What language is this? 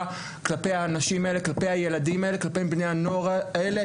Hebrew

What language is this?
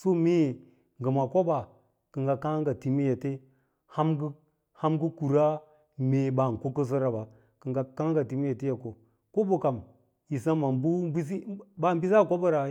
Lala-Roba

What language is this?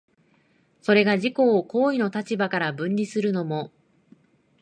Japanese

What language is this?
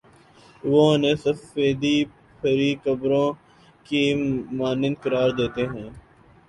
Urdu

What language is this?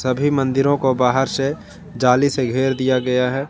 Hindi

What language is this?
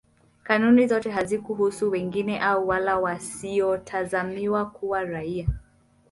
Swahili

